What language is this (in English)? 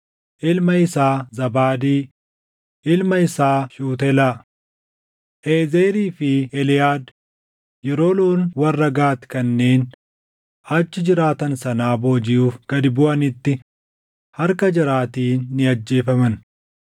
Oromo